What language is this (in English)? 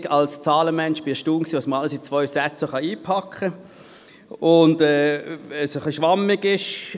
Swiss German